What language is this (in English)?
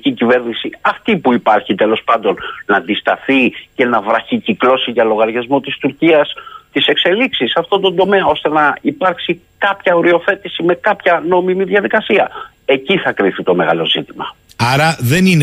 Greek